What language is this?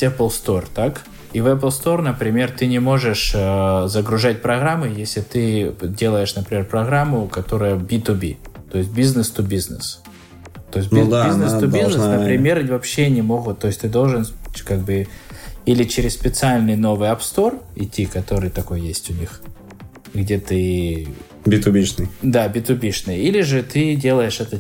Russian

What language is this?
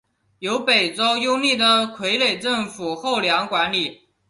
Chinese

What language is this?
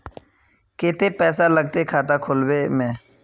Magahi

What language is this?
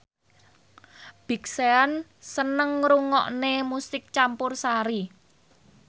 Javanese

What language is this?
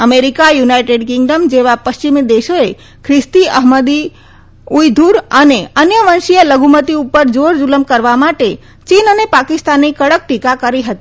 Gujarati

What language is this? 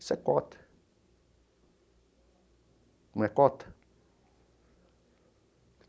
Portuguese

